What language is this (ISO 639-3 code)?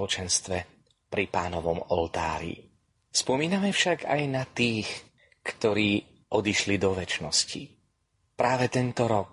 slk